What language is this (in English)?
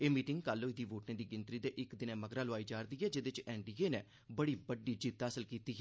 Dogri